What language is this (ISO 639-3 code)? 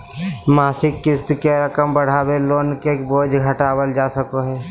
mag